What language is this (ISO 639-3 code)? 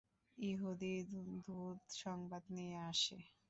ben